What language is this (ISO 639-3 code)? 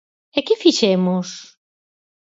glg